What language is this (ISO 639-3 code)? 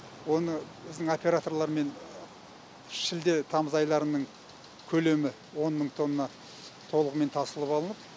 kaz